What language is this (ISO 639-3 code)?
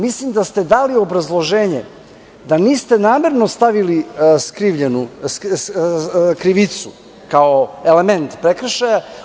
srp